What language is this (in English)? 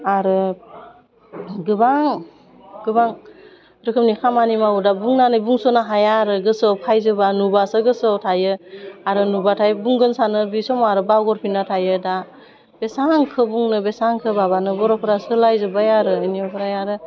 Bodo